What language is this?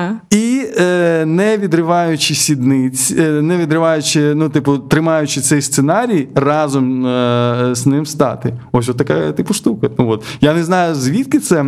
Ukrainian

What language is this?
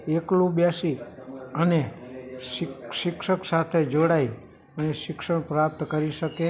Gujarati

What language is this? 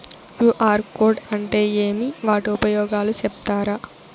Telugu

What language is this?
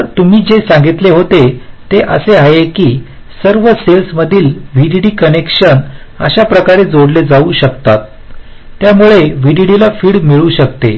Marathi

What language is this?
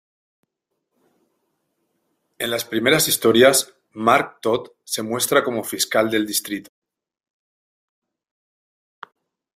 Spanish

